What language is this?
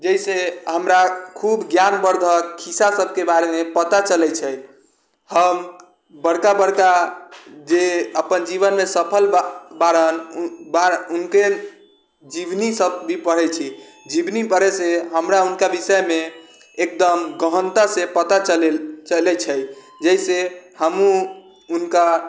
Maithili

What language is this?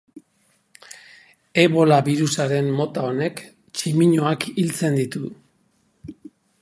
Basque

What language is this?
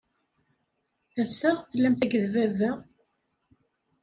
Kabyle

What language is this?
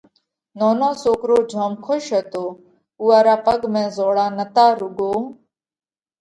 Parkari Koli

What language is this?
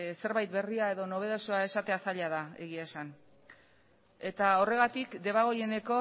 Basque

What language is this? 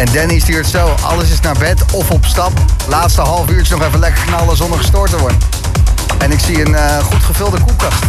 Dutch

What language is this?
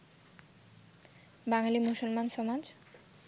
Bangla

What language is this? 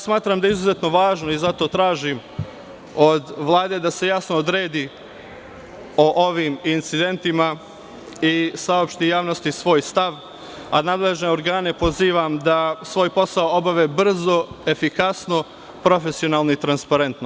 Serbian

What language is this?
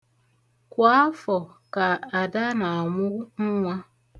Igbo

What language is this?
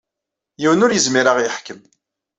Kabyle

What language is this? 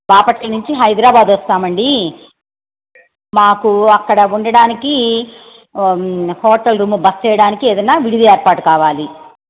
Telugu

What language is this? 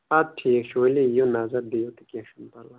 Kashmiri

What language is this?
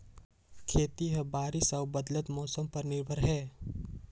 Chhattisgarhi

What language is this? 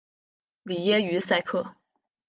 Chinese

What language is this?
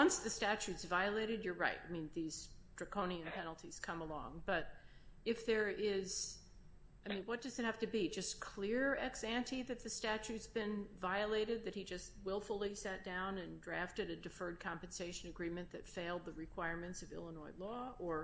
English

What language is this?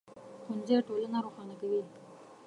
Pashto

